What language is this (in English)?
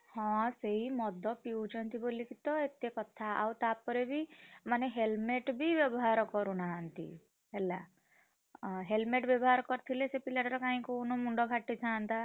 Odia